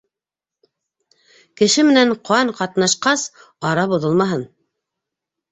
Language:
Bashkir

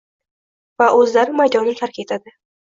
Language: Uzbek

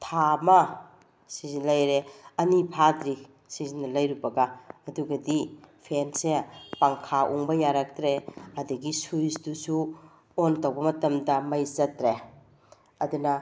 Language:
Manipuri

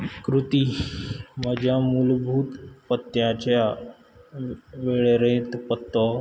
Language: Konkani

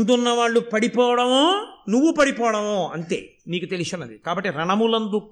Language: Telugu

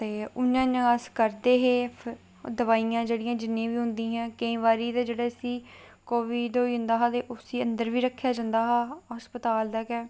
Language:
Dogri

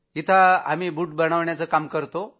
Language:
Marathi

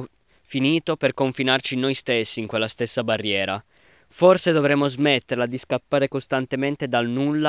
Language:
Italian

